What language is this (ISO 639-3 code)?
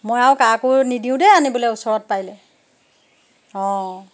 asm